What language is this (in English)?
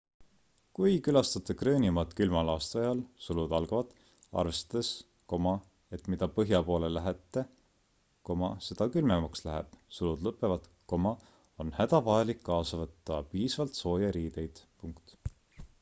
Estonian